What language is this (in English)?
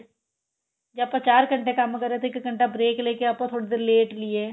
Punjabi